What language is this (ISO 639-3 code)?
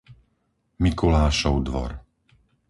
slk